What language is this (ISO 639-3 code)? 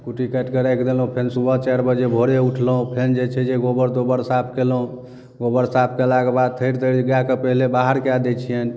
mai